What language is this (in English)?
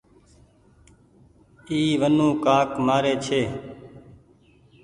Goaria